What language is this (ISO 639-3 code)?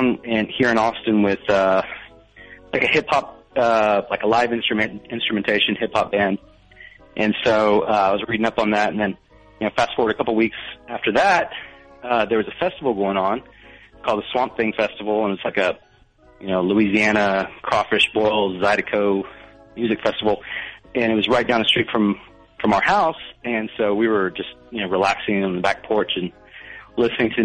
eng